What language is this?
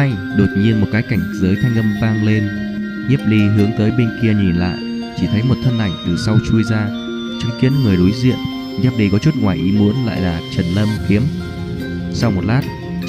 Vietnamese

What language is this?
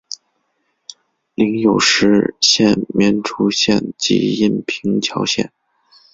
Chinese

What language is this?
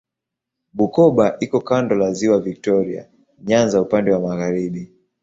Swahili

